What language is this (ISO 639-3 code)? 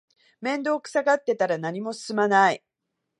jpn